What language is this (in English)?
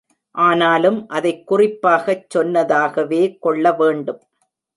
Tamil